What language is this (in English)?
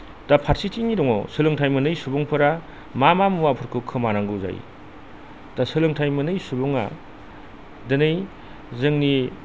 Bodo